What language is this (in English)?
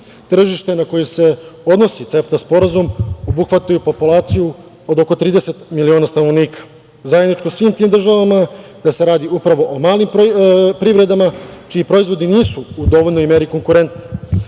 Serbian